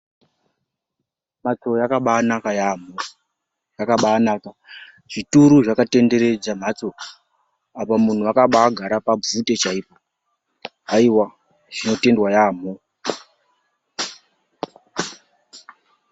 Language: Ndau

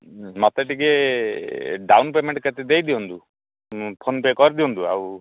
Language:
Odia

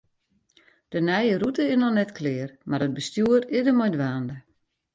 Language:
Western Frisian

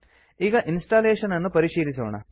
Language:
Kannada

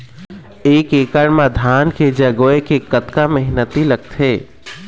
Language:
Chhattisgarhi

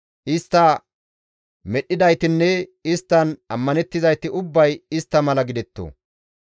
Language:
Gamo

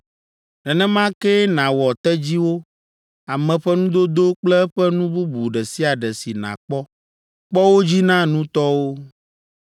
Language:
Ewe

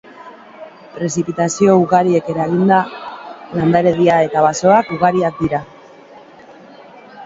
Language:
Basque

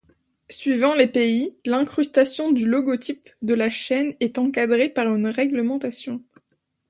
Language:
French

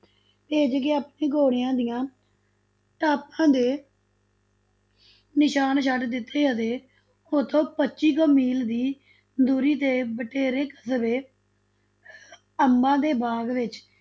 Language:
Punjabi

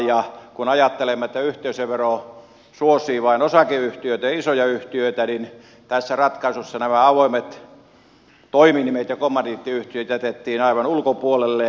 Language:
Finnish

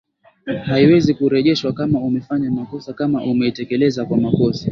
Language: Swahili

